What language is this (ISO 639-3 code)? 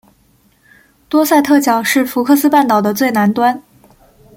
zho